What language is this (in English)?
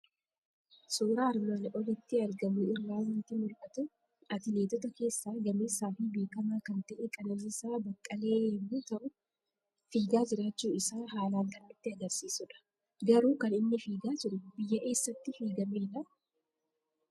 Oromo